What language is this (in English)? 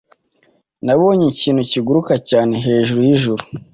Kinyarwanda